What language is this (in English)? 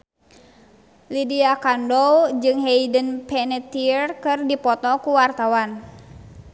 Sundanese